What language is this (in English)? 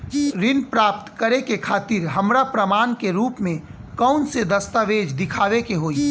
Bhojpuri